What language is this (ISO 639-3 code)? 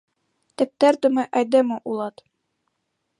chm